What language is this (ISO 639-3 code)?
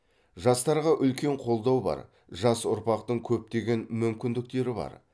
kaz